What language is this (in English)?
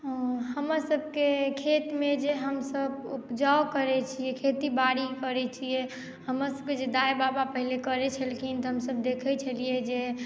Maithili